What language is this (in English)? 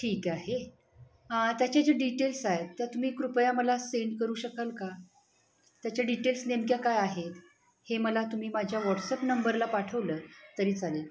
Marathi